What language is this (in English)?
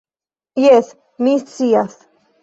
Esperanto